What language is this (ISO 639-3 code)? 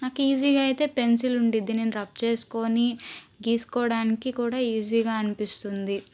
tel